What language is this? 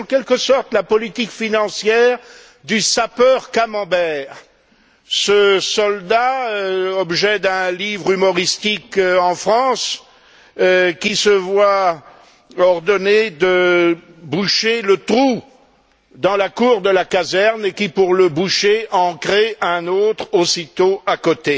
French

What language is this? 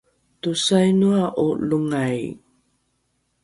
Rukai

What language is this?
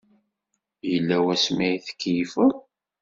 Kabyle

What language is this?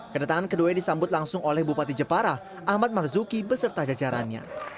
Indonesian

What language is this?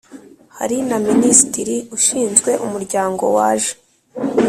Kinyarwanda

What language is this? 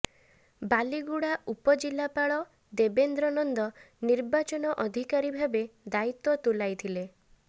Odia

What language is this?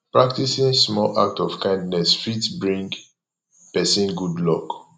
Nigerian Pidgin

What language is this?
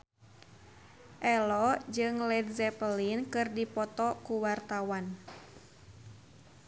Sundanese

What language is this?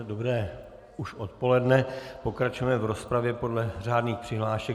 Czech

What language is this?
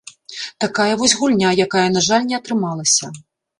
Belarusian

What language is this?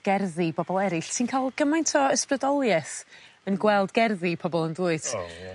Welsh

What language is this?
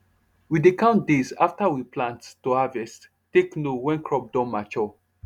Nigerian Pidgin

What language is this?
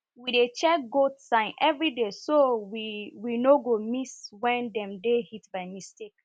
Nigerian Pidgin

